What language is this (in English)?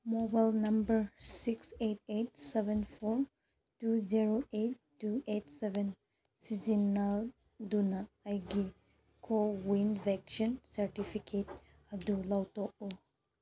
Manipuri